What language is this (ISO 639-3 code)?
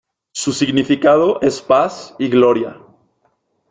spa